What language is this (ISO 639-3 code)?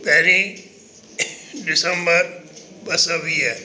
snd